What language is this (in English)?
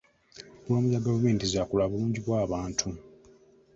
Ganda